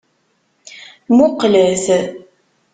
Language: Kabyle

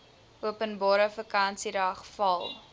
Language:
Afrikaans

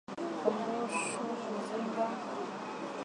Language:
Swahili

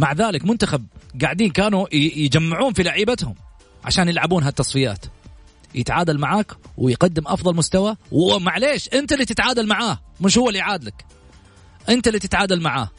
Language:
Arabic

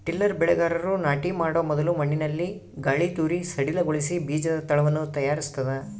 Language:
Kannada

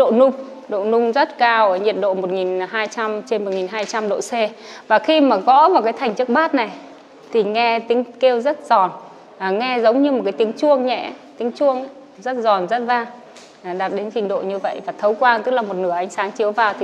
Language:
Vietnamese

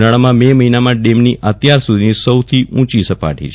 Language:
Gujarati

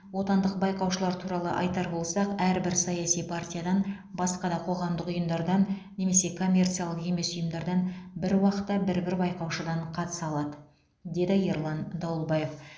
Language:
Kazakh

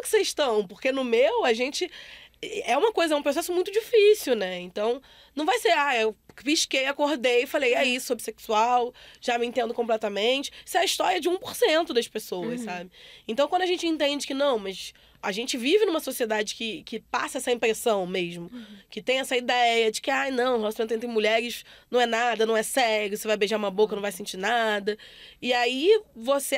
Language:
Portuguese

